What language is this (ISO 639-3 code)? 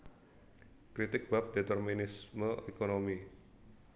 jav